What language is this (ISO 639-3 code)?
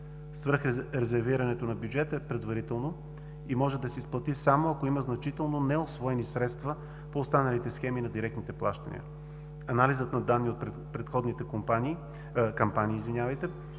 bul